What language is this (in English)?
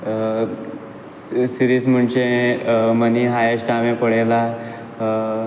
Konkani